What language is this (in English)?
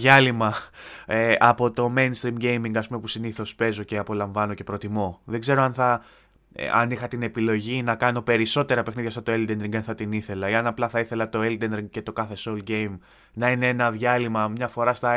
Greek